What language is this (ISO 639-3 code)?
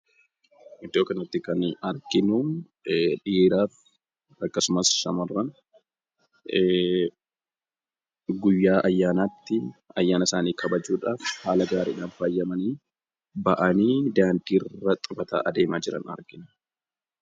orm